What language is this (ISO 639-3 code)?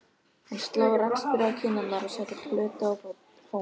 isl